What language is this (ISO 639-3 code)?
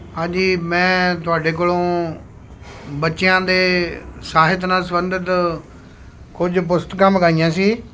pan